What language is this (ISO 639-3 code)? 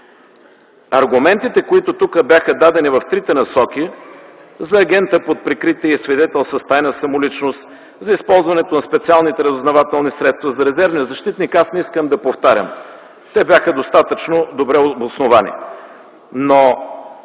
bul